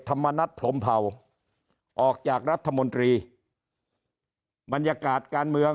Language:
Thai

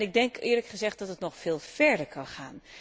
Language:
Dutch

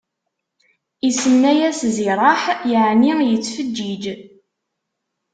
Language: Kabyle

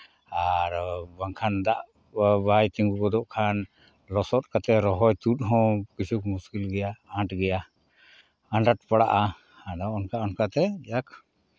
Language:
Santali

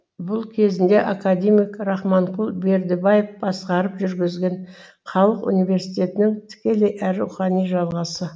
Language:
Kazakh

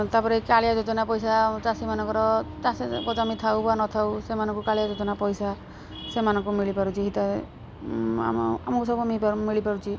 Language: Odia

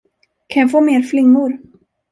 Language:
Swedish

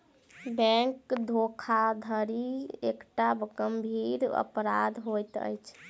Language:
Maithili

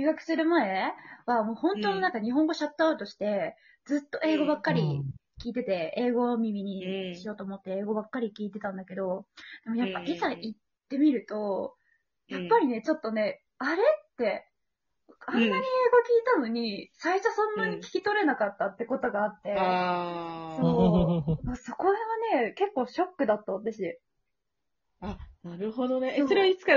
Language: Japanese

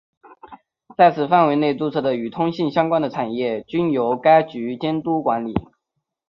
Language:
Chinese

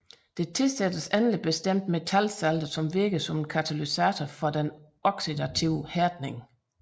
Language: Danish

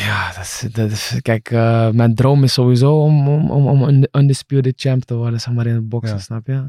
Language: Dutch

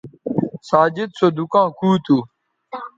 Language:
Bateri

